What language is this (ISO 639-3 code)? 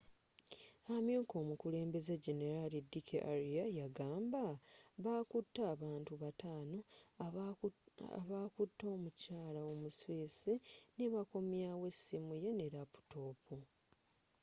lug